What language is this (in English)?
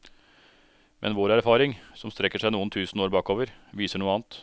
Norwegian